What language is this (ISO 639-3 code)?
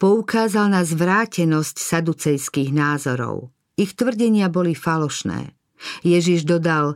slk